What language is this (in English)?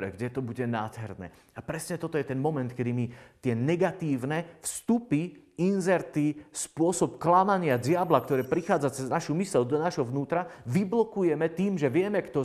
Slovak